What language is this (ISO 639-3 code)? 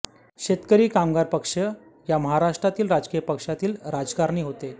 mar